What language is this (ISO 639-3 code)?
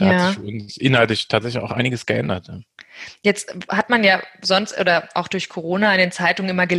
deu